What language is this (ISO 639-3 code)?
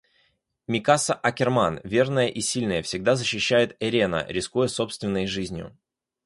rus